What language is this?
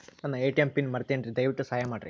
Kannada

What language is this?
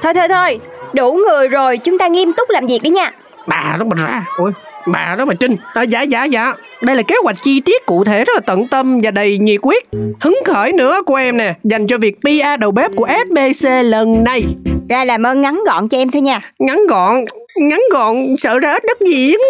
Vietnamese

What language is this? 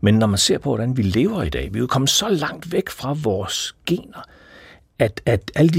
Danish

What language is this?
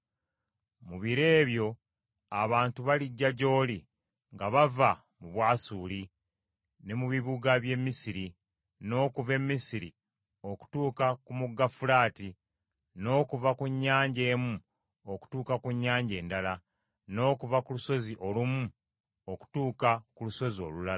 Ganda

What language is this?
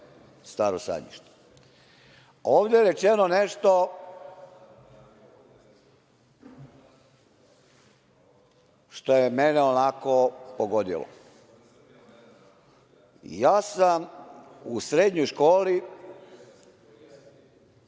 Serbian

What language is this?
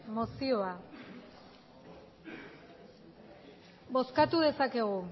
Basque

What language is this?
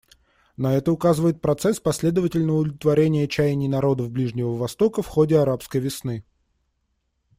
Russian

